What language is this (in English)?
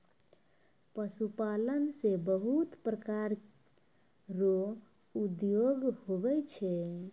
Maithili